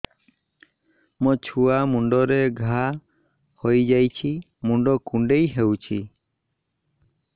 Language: Odia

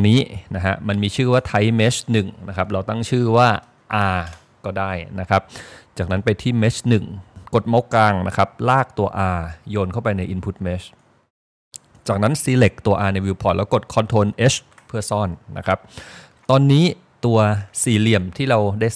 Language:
Thai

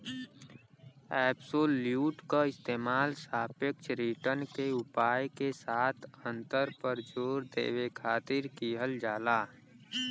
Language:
Bhojpuri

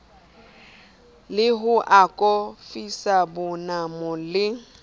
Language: Southern Sotho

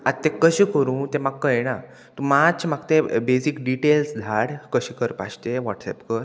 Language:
Konkani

